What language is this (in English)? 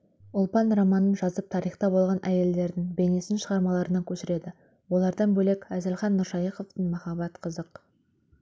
Kazakh